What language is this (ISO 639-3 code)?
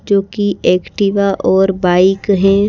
hin